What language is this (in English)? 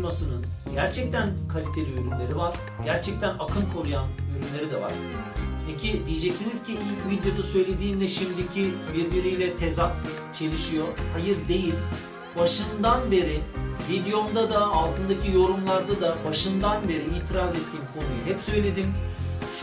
Turkish